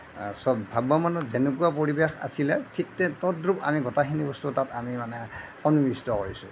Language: Assamese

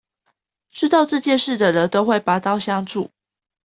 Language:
Chinese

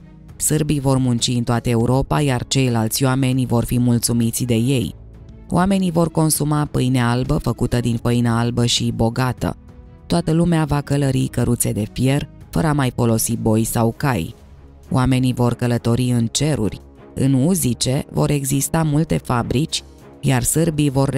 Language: Romanian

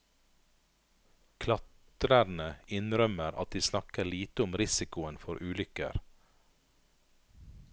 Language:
Norwegian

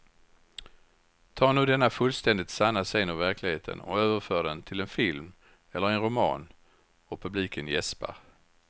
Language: Swedish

